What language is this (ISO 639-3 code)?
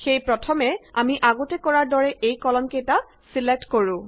asm